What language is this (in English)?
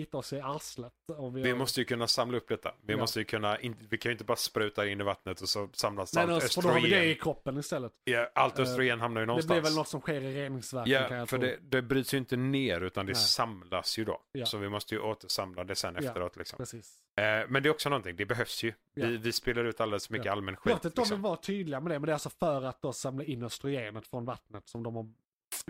Swedish